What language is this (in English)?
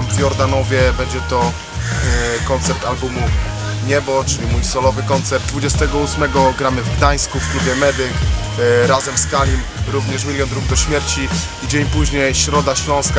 Polish